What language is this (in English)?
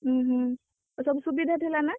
Odia